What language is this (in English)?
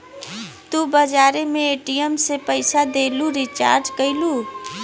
Bhojpuri